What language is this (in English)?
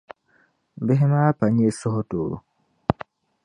Dagbani